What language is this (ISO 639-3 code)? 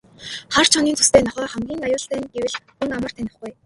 mon